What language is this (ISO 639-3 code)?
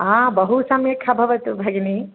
san